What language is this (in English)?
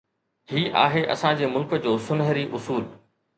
Sindhi